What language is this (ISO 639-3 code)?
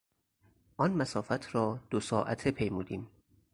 fas